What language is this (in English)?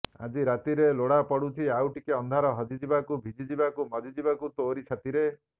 Odia